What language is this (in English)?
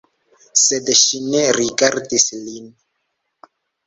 Esperanto